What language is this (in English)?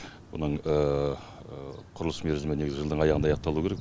Kazakh